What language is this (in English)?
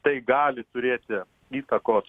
Lithuanian